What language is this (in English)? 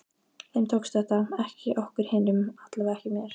Icelandic